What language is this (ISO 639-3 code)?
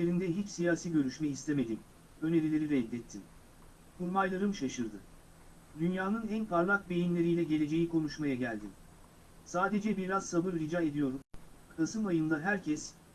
tur